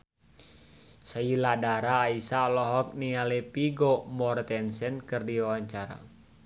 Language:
Sundanese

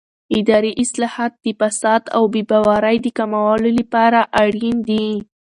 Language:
Pashto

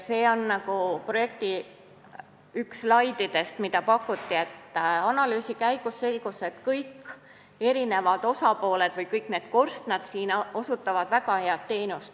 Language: Estonian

